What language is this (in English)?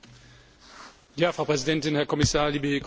German